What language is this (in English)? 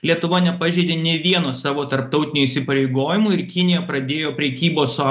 Lithuanian